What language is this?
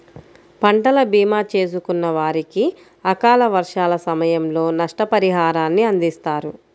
Telugu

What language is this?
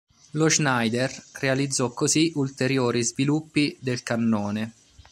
Italian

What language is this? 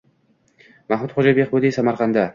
Uzbek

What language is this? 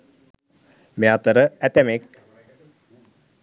Sinhala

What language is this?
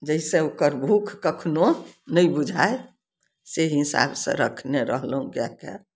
Maithili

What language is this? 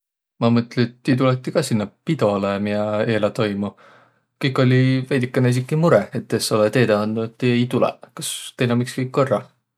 Võro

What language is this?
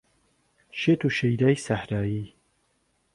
Central Kurdish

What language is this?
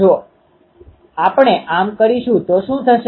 Gujarati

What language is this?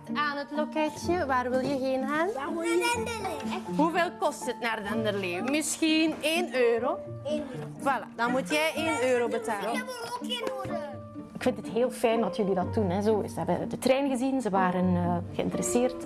Dutch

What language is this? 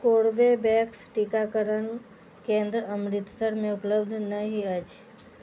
Maithili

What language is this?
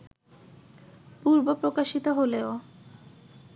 Bangla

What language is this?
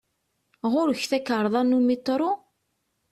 Kabyle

